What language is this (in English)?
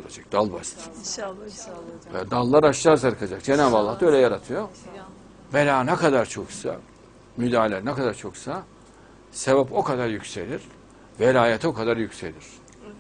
Turkish